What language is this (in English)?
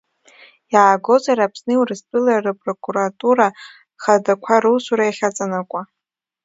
Abkhazian